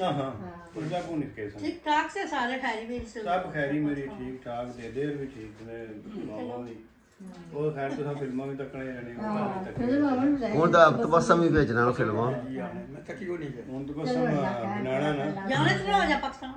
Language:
Punjabi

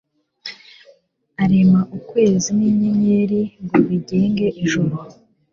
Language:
Kinyarwanda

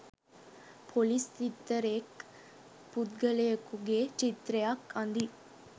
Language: Sinhala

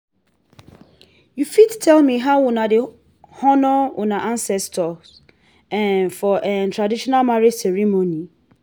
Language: Nigerian Pidgin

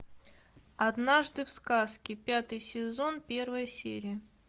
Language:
Russian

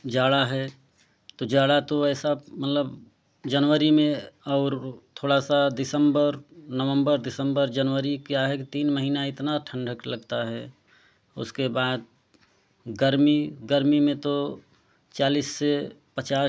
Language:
Hindi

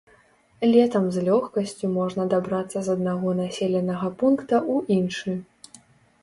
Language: Belarusian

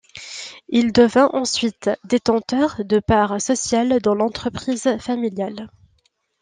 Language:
French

